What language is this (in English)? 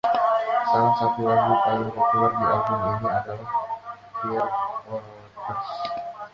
Indonesian